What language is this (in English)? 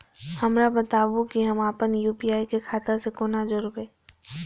Maithili